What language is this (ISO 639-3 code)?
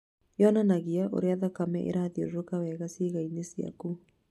kik